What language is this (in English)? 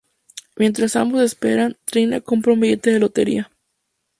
Spanish